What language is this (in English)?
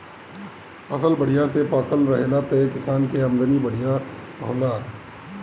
Bhojpuri